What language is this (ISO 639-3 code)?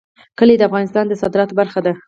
pus